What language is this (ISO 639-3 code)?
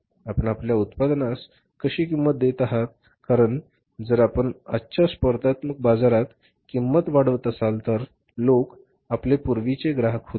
mar